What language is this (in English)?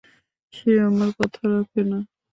Bangla